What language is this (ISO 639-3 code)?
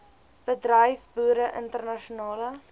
afr